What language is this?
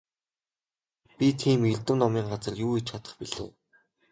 Mongolian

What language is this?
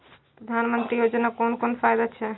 Maithili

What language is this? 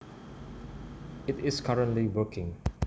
Javanese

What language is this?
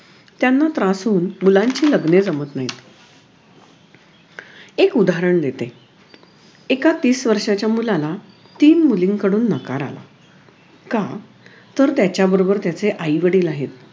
Marathi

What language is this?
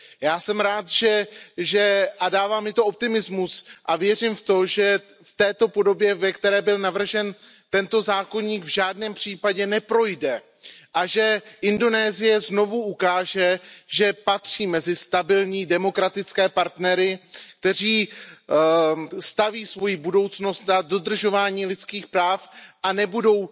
Czech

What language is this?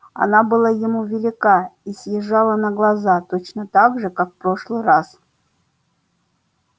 Russian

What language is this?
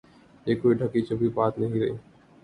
Urdu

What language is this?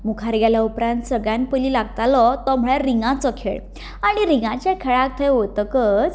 Konkani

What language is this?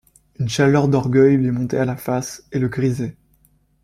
French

